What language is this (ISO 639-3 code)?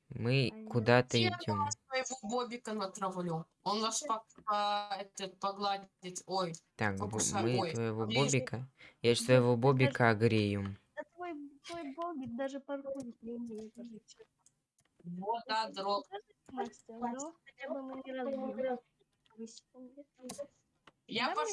rus